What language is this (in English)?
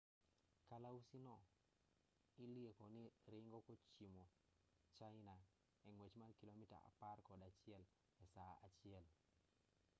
Luo (Kenya and Tanzania)